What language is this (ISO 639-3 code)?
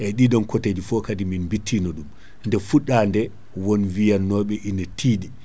ful